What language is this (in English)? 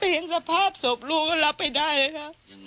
Thai